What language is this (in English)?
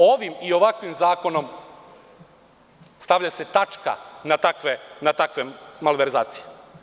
Serbian